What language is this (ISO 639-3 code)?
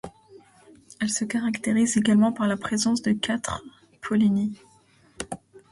fra